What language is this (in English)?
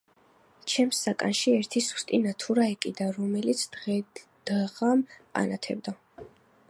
Georgian